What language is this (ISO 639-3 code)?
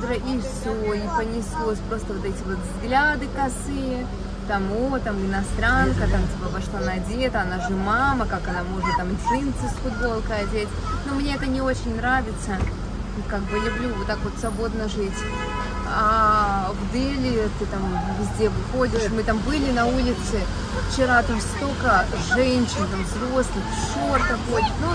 rus